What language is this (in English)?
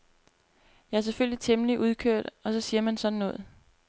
Danish